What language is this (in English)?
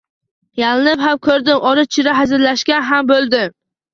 Uzbek